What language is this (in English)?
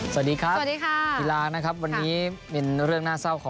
Thai